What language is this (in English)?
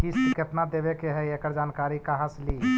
Magahi